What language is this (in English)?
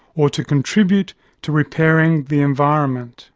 English